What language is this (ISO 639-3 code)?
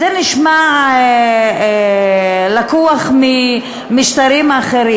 heb